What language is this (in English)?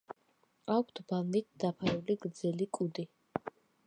Georgian